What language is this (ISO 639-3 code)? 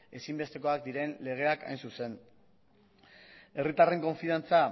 eus